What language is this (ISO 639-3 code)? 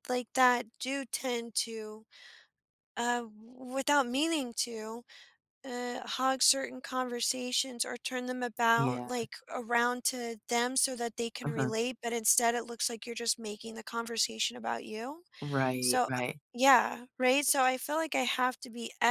eng